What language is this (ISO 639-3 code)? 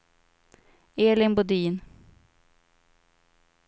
swe